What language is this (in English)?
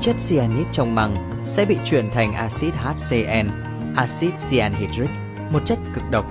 Vietnamese